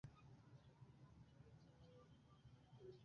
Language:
Esperanto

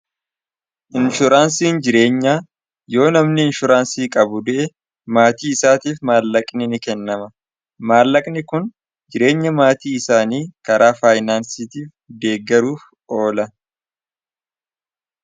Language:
Oromo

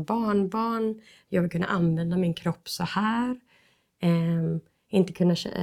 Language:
Swedish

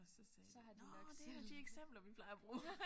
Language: Danish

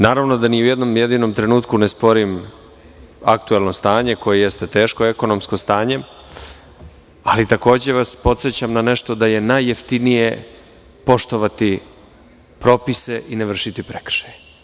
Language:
Serbian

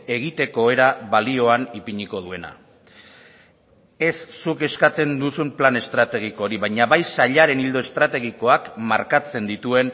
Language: Basque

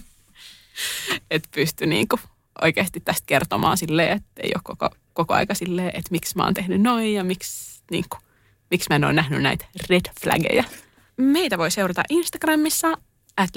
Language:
Finnish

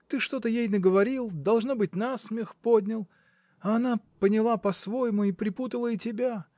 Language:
Russian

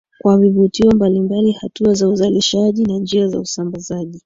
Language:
Swahili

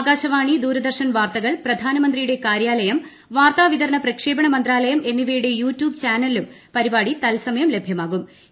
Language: Malayalam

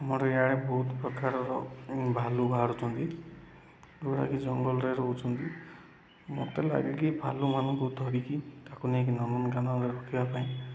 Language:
Odia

